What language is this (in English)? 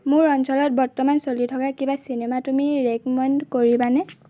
Assamese